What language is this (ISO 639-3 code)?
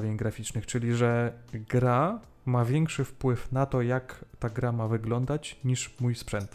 pol